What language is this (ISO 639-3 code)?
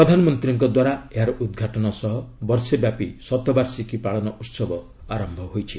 ori